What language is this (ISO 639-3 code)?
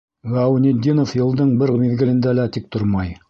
bak